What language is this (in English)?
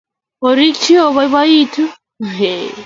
Kalenjin